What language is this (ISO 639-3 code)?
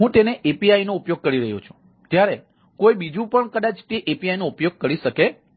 guj